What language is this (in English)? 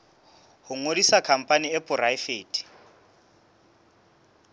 Southern Sotho